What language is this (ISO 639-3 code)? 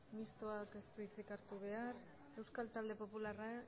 eus